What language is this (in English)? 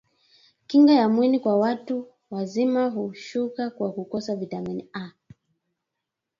Swahili